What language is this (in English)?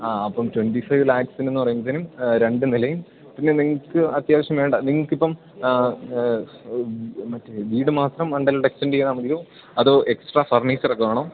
Malayalam